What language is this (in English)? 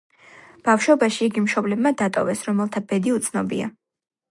Georgian